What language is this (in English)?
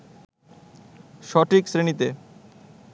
Bangla